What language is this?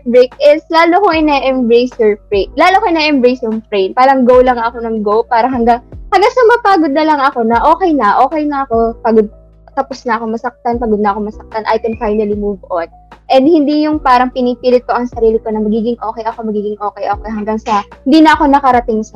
Filipino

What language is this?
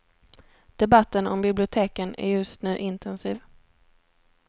Swedish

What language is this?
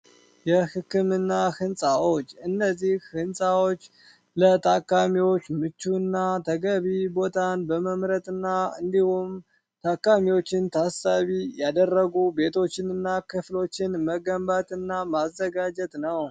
Amharic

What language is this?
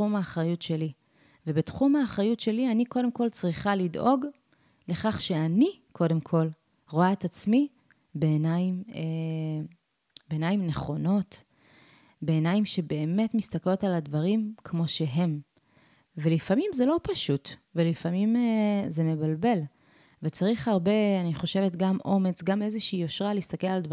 Hebrew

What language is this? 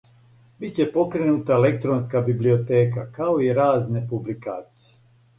Serbian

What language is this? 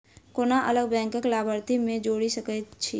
Maithili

